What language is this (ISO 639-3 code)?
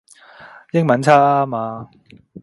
yue